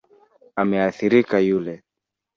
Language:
Swahili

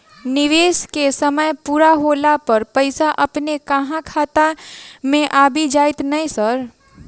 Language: Maithili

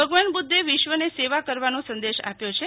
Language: Gujarati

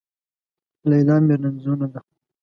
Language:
Pashto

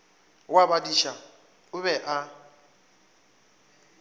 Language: Northern Sotho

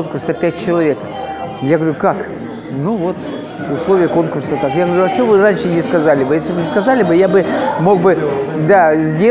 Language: Russian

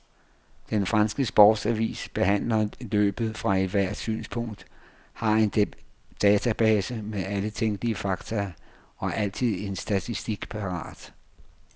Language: Danish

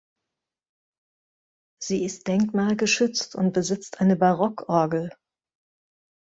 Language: German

